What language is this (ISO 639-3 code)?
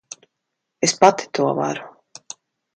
lav